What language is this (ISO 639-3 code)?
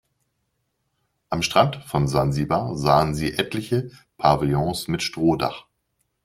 deu